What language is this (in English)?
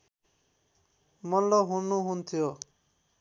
Nepali